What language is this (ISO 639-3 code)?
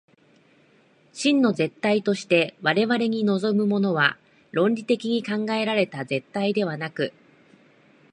jpn